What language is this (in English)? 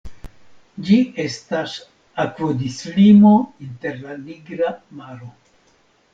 Esperanto